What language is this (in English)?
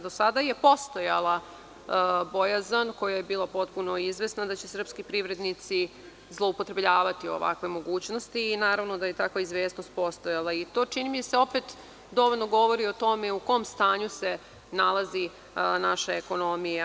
Serbian